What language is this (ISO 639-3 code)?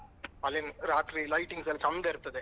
kan